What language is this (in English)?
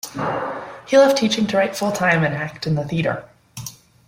English